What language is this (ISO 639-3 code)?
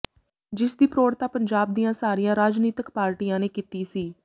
pan